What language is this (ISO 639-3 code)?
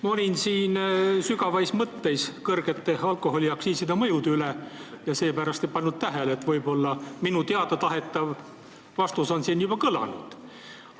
est